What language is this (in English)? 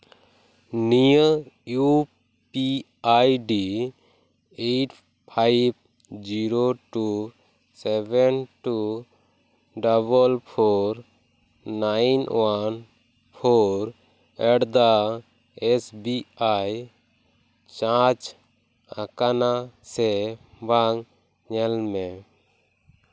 Santali